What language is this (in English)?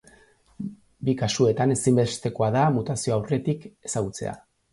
Basque